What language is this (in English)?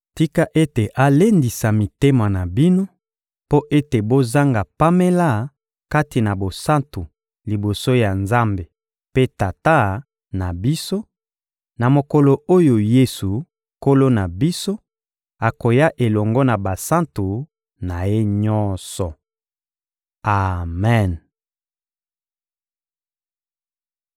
Lingala